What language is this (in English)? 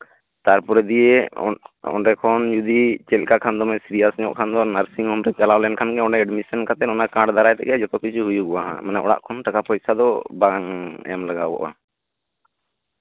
Santali